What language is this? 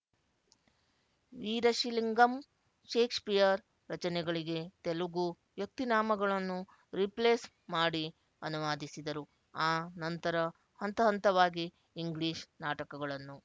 Kannada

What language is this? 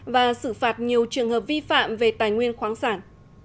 Vietnamese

